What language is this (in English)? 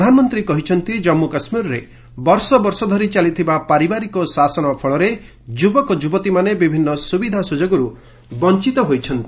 Odia